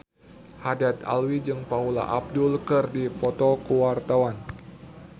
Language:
Sundanese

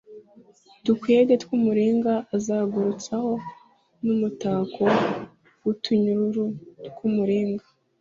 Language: Kinyarwanda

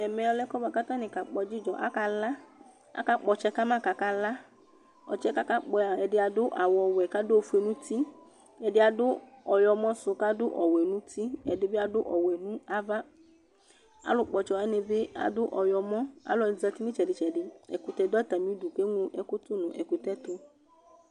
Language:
Ikposo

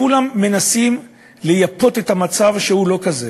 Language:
Hebrew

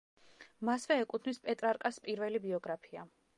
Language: Georgian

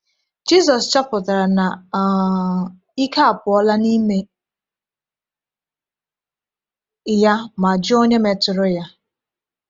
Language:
Igbo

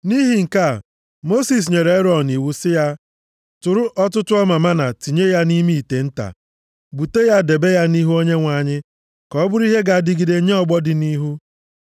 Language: Igbo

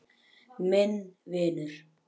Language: Icelandic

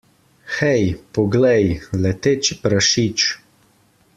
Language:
Slovenian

